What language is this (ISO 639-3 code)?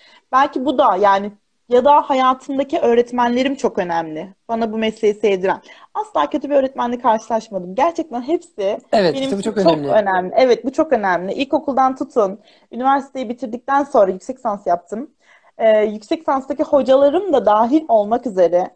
tur